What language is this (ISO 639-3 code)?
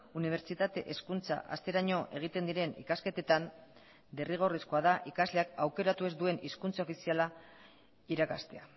eus